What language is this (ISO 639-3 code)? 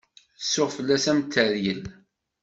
kab